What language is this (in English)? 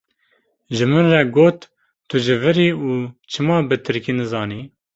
Kurdish